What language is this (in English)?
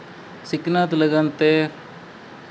Santali